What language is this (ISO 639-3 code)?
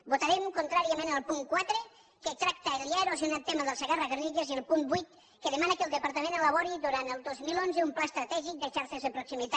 cat